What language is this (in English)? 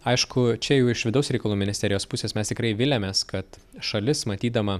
Lithuanian